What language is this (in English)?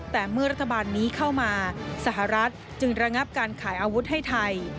Thai